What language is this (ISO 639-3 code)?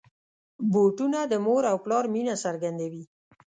pus